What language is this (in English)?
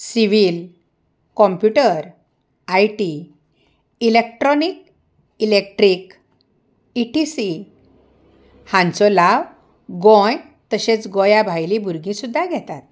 Konkani